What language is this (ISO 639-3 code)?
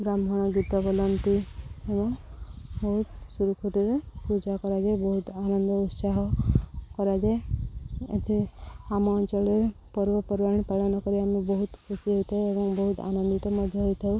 ori